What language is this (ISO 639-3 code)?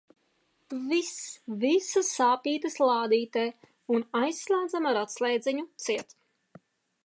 lav